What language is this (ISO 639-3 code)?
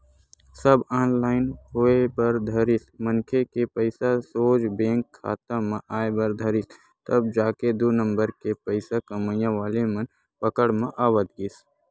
hne